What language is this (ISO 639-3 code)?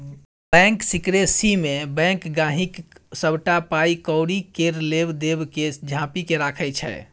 mai